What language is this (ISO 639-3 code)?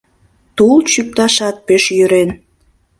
chm